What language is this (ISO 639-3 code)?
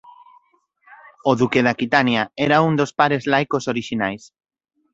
glg